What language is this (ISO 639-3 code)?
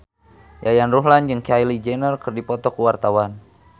sun